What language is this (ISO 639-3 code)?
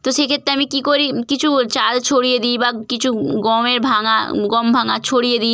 ben